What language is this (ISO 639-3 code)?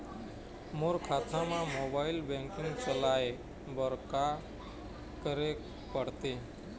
hne